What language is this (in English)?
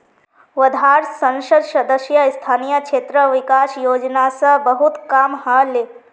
Magahi